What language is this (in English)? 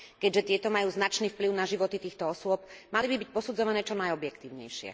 Slovak